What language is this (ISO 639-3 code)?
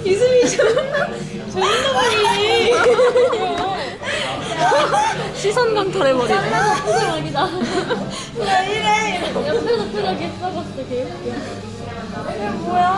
kor